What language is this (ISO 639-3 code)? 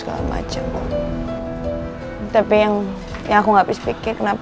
ind